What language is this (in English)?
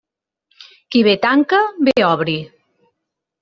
Catalan